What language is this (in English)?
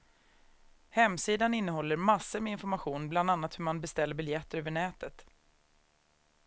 Swedish